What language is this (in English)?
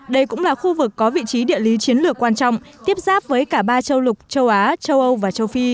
Vietnamese